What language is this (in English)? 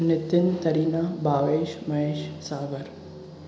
Sindhi